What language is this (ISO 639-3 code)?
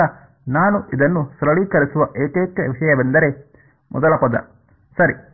kan